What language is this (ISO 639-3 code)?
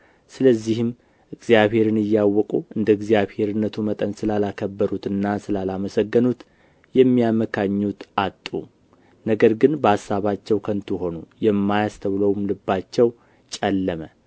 amh